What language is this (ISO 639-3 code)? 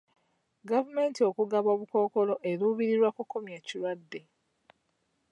lug